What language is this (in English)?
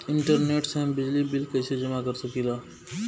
Bhojpuri